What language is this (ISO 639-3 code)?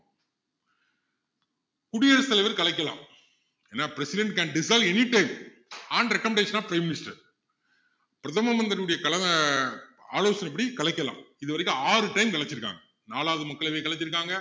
tam